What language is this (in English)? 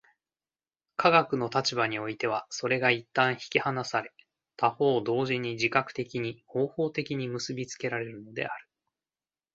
Japanese